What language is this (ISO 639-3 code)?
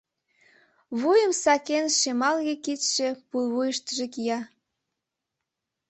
chm